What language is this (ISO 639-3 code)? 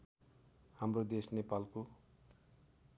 nep